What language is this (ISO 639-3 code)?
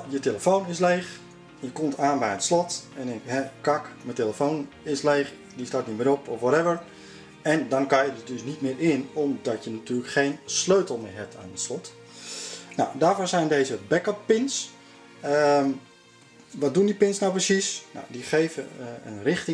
nld